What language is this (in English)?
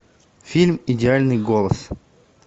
Russian